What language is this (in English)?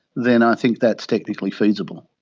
English